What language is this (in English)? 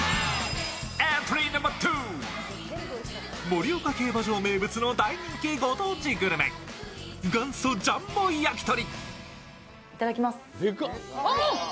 Japanese